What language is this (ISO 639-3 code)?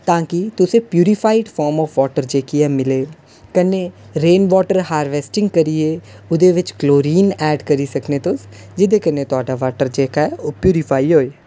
doi